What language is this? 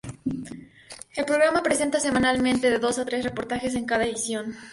Spanish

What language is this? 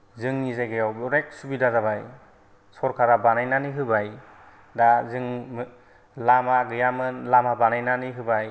Bodo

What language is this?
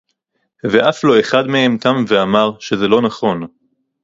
Hebrew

